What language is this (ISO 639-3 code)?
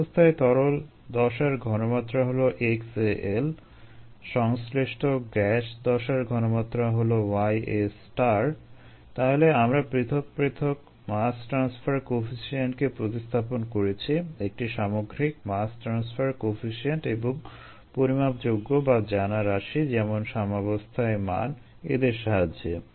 ben